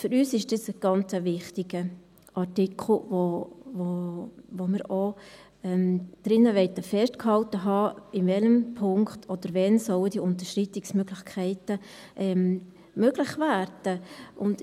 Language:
Swiss German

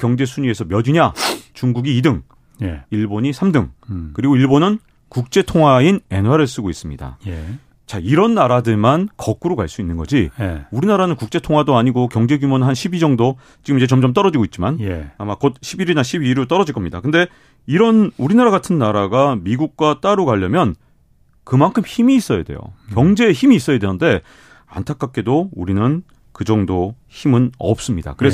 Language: Korean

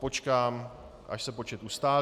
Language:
Czech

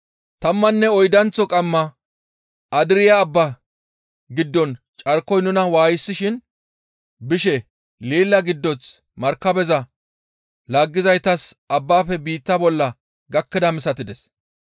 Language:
Gamo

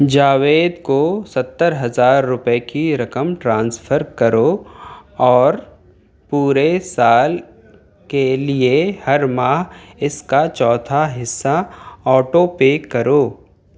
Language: Urdu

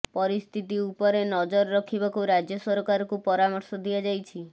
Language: Odia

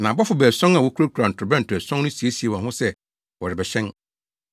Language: Akan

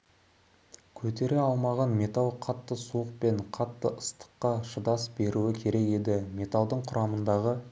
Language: Kazakh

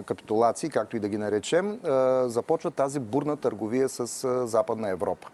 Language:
Bulgarian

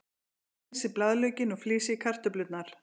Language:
Icelandic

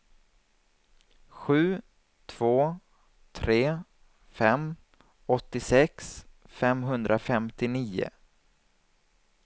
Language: Swedish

